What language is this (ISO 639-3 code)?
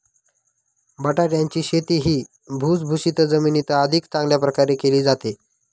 mar